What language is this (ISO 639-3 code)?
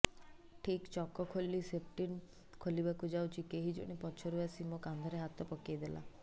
ori